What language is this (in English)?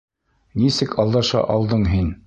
Bashkir